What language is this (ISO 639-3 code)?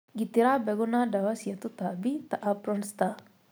kik